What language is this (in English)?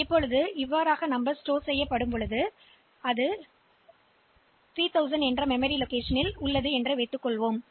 Tamil